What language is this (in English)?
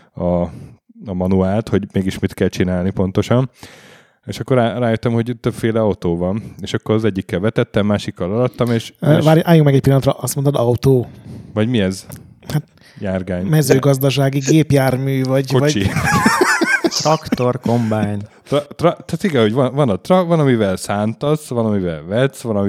Hungarian